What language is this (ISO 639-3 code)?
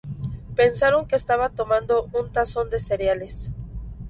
spa